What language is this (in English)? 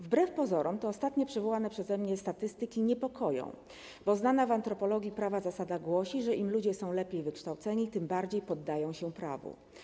Polish